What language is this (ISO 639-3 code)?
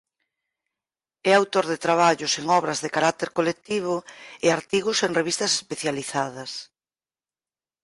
glg